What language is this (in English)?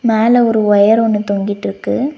Tamil